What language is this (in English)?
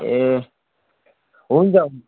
Nepali